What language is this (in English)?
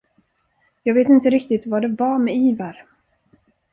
Swedish